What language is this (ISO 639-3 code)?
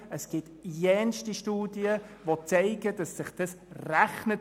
gsw